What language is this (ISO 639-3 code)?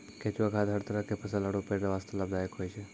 mai